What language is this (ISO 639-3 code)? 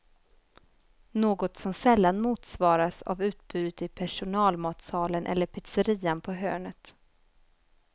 swe